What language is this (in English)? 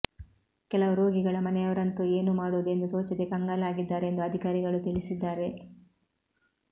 Kannada